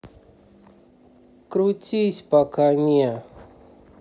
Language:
Russian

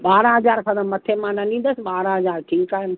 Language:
Sindhi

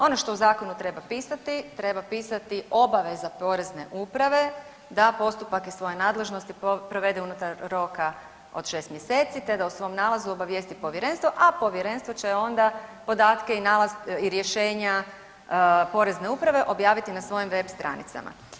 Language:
Croatian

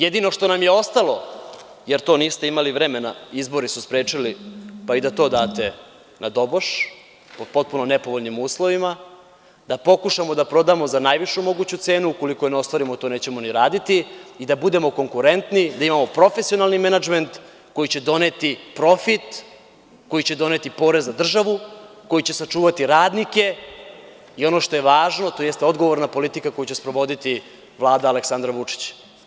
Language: Serbian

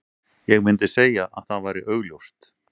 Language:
Icelandic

